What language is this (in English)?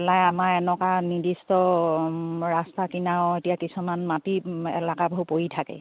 Assamese